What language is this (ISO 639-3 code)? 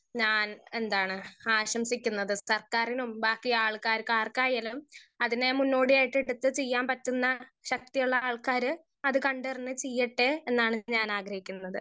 mal